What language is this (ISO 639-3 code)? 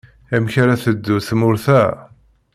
kab